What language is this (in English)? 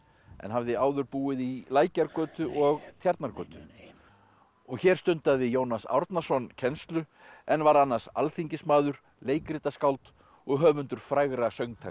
Icelandic